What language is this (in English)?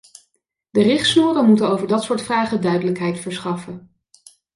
Dutch